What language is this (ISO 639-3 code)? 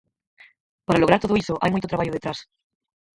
glg